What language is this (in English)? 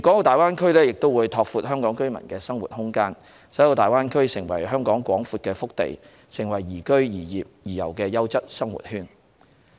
Cantonese